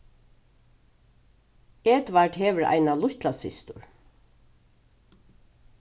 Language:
Faroese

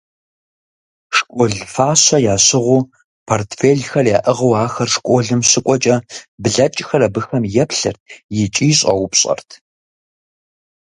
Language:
Kabardian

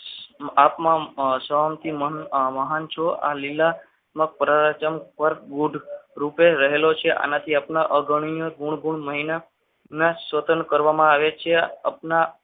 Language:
Gujarati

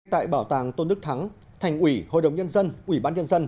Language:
Vietnamese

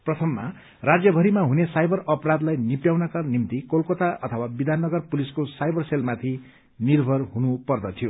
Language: Nepali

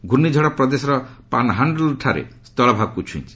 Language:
Odia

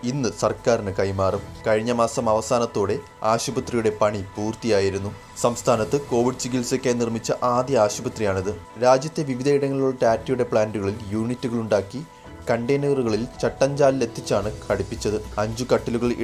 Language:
Turkish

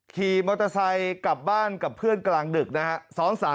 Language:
Thai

